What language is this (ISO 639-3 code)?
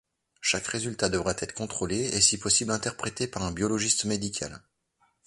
fra